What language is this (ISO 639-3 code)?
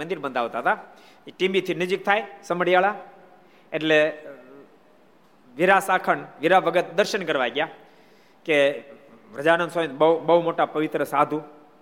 guj